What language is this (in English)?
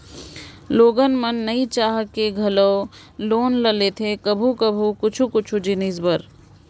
Chhattisgarhi